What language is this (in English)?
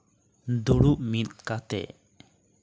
Santali